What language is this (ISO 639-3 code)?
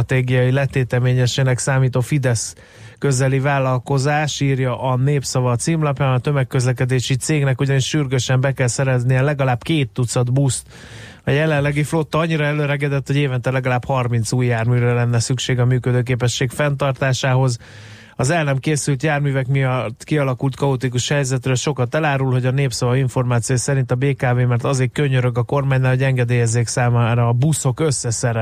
hun